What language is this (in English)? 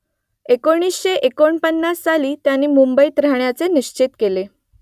Marathi